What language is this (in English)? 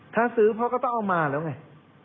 Thai